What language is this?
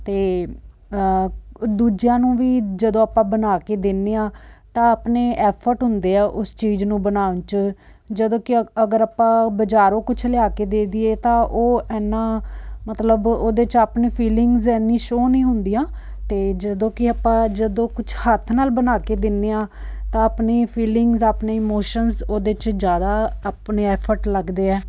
Punjabi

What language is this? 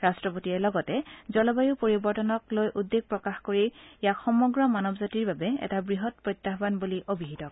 Assamese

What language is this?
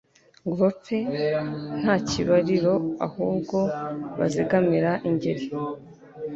Kinyarwanda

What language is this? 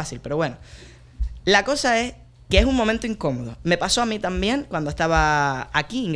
Spanish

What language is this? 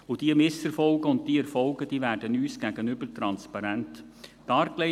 Swiss German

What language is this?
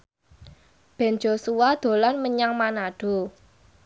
Javanese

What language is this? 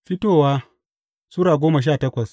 Hausa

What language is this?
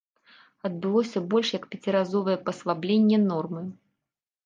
Belarusian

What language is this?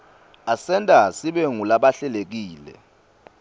Swati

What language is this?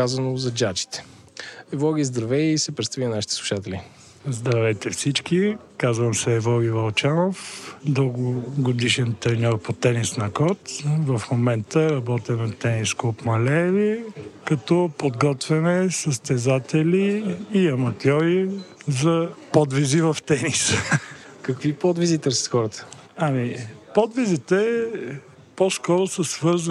Bulgarian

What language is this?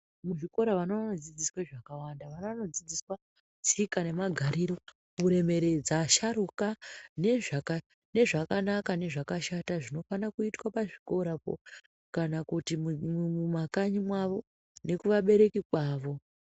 Ndau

